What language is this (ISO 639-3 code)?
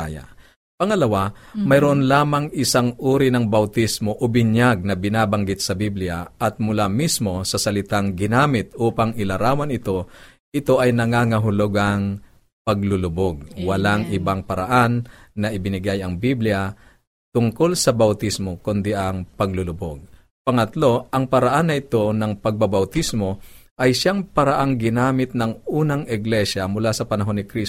fil